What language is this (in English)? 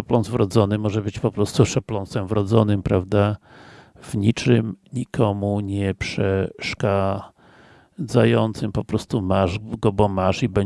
Polish